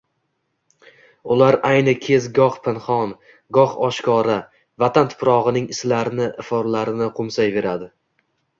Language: Uzbek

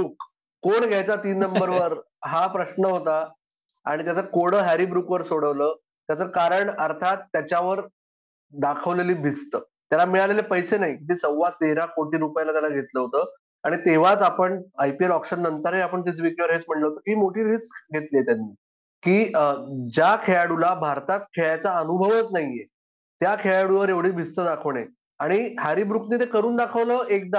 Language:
Marathi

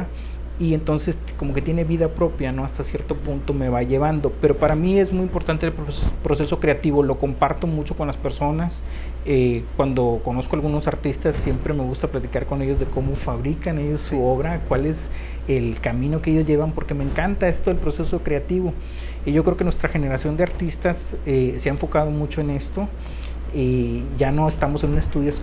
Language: Spanish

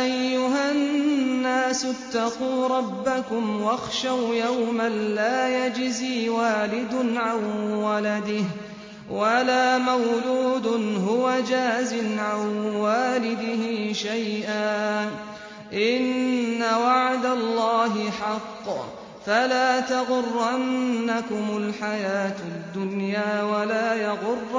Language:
Arabic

